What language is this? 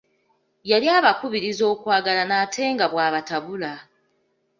Ganda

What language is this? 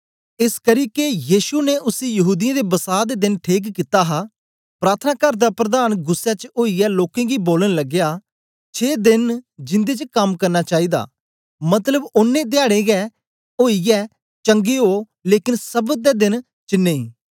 Dogri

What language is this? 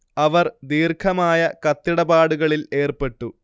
Malayalam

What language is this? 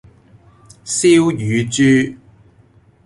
Cantonese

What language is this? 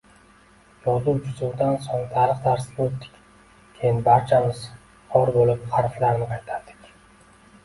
Uzbek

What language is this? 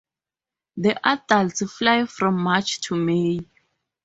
English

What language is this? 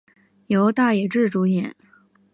Chinese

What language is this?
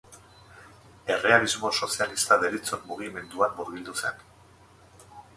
Basque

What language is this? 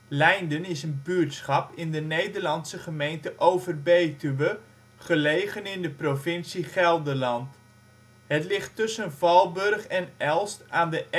Dutch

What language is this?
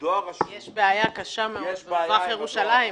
Hebrew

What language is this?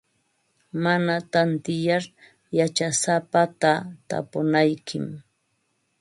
Ambo-Pasco Quechua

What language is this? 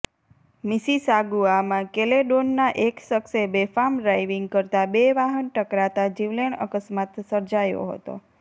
Gujarati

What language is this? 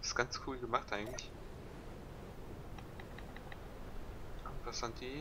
German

